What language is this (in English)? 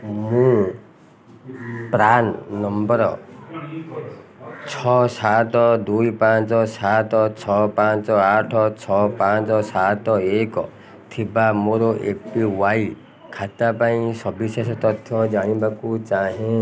Odia